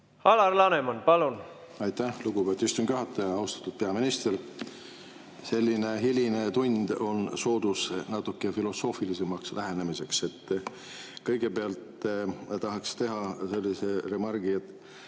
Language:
Estonian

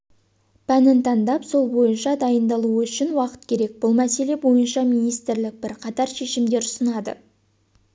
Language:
Kazakh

